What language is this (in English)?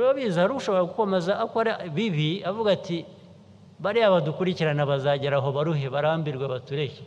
Turkish